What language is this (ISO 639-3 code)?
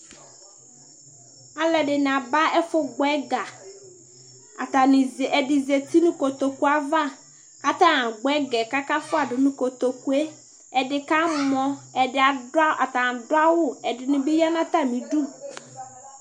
kpo